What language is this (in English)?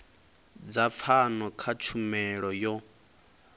Venda